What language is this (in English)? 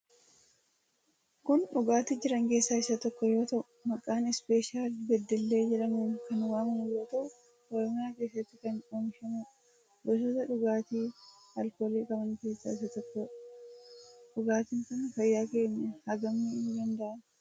Oromo